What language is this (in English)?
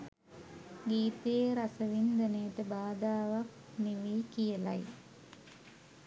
Sinhala